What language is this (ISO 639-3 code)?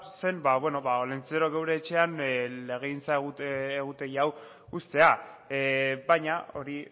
eus